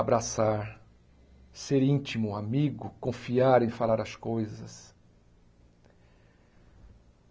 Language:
Portuguese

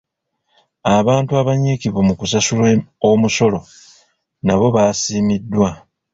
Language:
Ganda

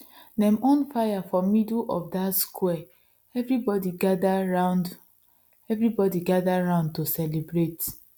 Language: Nigerian Pidgin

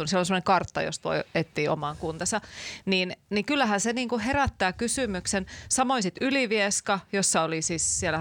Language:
Finnish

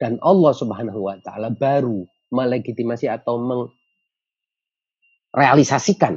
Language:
Indonesian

